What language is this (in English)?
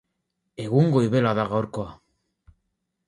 Basque